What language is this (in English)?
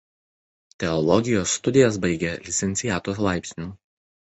Lithuanian